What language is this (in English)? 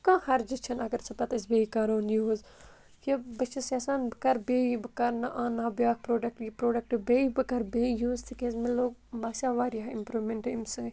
Kashmiri